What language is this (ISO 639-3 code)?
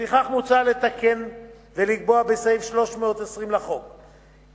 heb